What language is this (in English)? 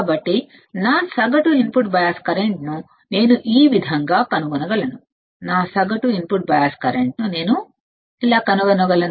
Telugu